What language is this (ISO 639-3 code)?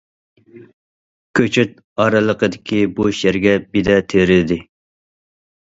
uig